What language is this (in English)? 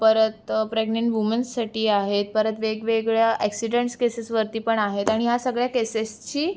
Marathi